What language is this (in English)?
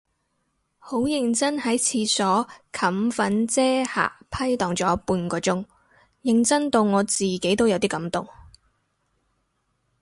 Cantonese